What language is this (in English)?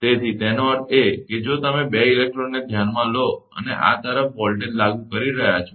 Gujarati